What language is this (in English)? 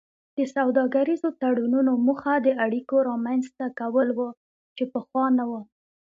Pashto